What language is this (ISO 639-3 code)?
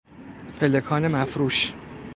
fas